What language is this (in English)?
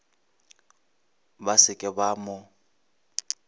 Northern Sotho